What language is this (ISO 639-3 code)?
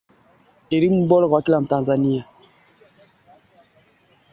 swa